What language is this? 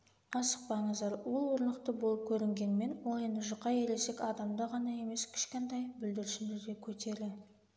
Kazakh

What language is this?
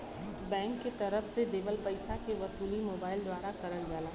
Bhojpuri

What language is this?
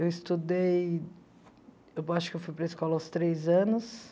Portuguese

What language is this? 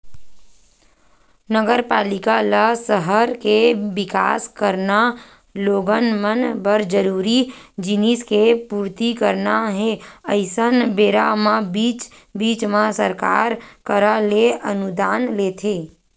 Chhattisgarhi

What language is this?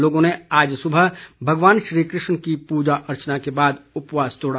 Hindi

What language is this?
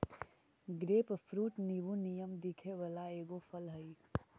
Magahi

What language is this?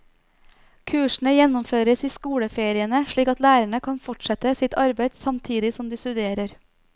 Norwegian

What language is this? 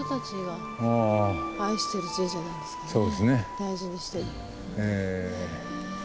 Japanese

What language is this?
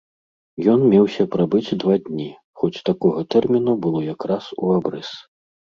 Belarusian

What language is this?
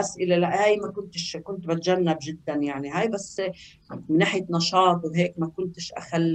Arabic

